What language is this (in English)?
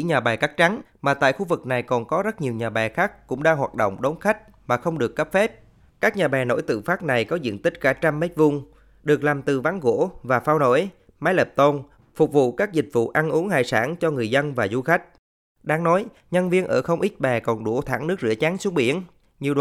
Vietnamese